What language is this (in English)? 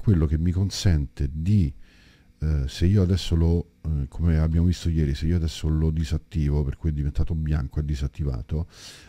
Italian